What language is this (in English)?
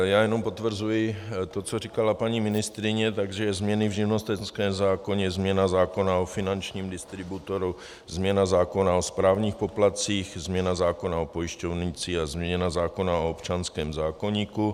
Czech